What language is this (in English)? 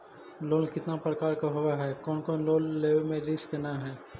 Magahi